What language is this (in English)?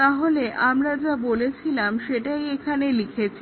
Bangla